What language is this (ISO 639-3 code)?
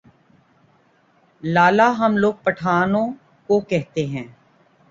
urd